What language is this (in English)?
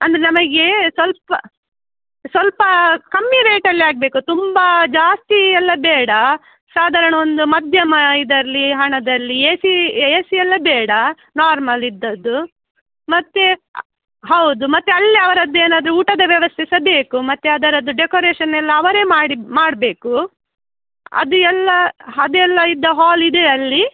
Kannada